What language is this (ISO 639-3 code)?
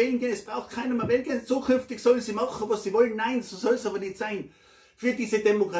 deu